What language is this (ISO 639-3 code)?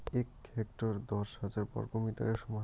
ben